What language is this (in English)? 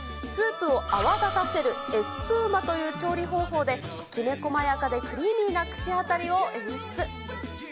Japanese